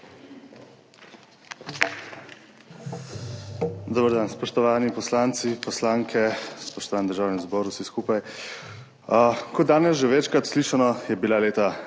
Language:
Slovenian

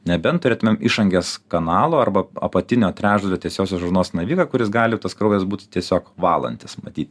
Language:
Lithuanian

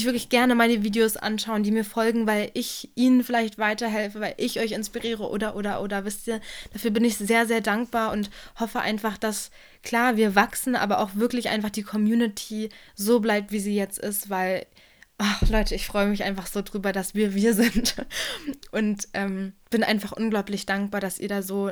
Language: German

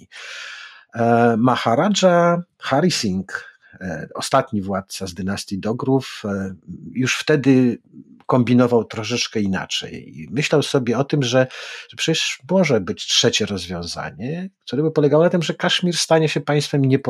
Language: Polish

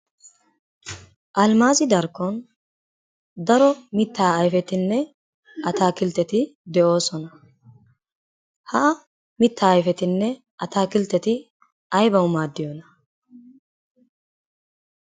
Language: Wolaytta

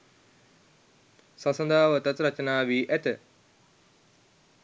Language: Sinhala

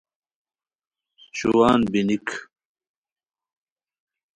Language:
Khowar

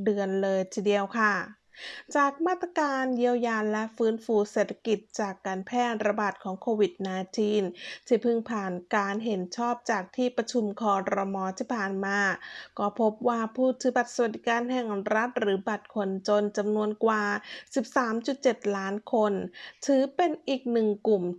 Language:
Thai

